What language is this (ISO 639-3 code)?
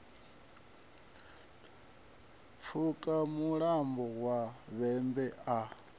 ven